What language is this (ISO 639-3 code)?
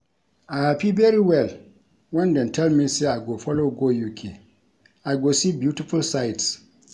pcm